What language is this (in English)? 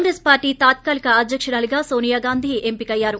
Telugu